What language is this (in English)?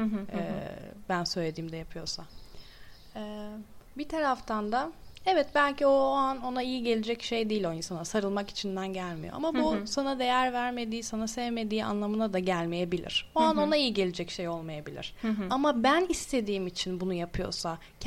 Turkish